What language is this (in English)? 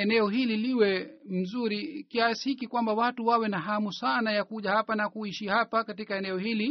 Swahili